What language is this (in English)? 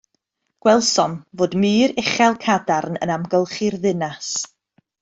Welsh